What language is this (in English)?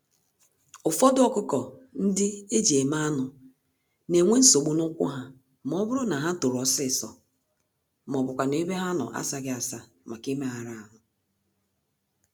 Igbo